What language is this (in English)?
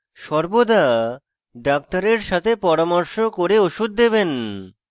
Bangla